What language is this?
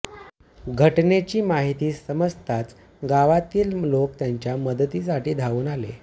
Marathi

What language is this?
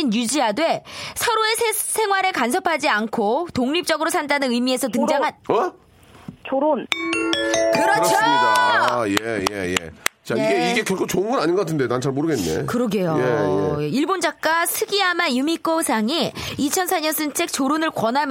Korean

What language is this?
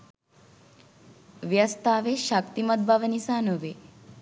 Sinhala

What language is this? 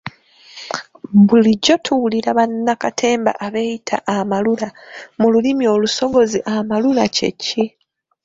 Ganda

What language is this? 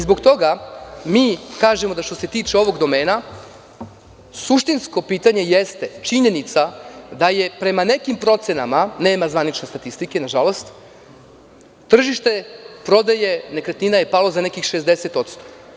Serbian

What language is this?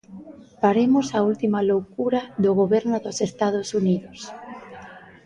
Galician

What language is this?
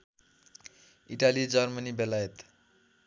Nepali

